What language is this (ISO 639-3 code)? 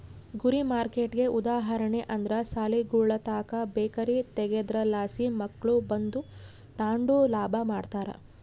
kan